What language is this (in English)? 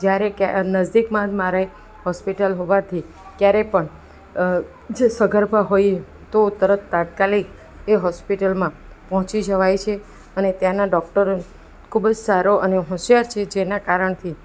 Gujarati